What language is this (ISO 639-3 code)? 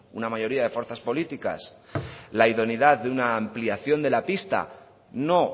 spa